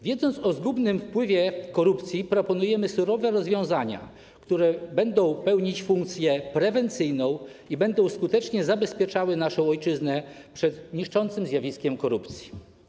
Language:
Polish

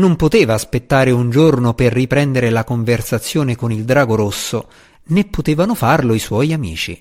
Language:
Italian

